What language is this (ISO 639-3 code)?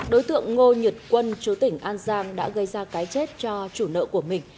vie